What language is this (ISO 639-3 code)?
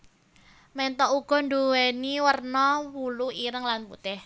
jav